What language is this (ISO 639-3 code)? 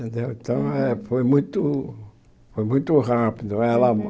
por